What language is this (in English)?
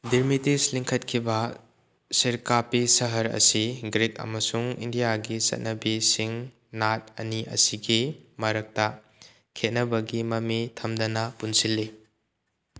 Manipuri